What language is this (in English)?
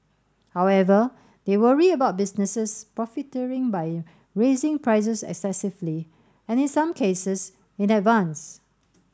English